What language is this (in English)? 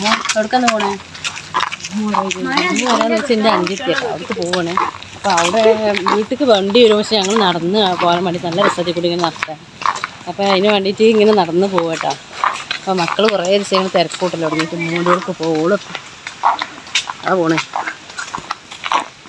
Malayalam